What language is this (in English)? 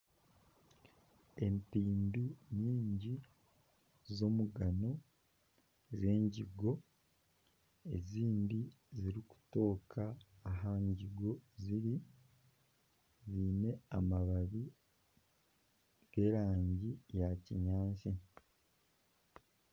Nyankole